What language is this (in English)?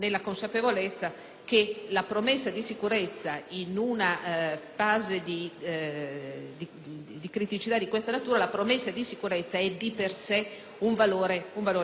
Italian